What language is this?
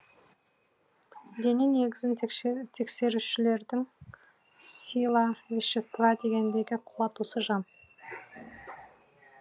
Kazakh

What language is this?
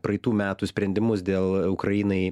Lithuanian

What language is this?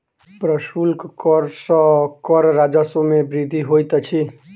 Maithili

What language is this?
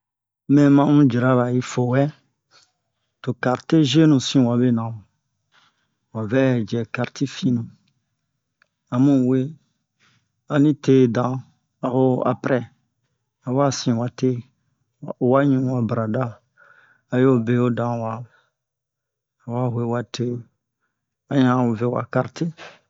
Bomu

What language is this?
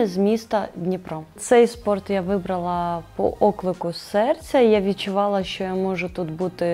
Ukrainian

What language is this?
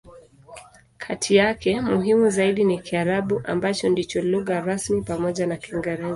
Swahili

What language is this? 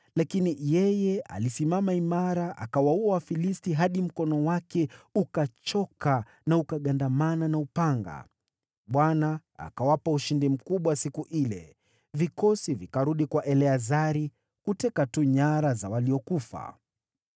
Swahili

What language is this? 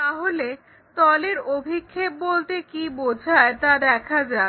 Bangla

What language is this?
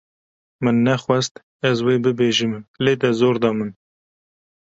Kurdish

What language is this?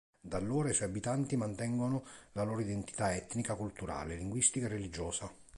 Italian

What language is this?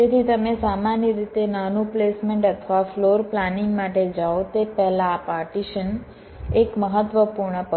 Gujarati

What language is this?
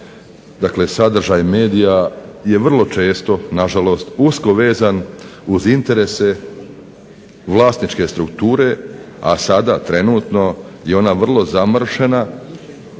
Croatian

